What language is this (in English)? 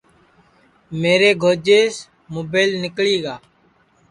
Sansi